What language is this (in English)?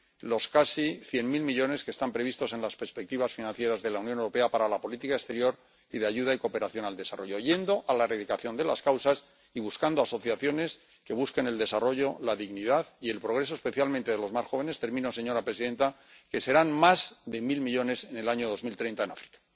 Spanish